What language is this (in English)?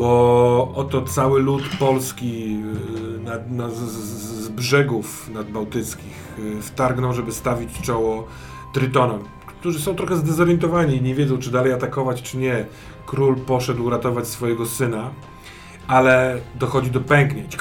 Polish